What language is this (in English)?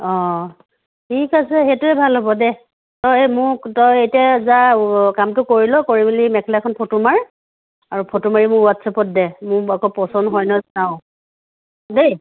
Assamese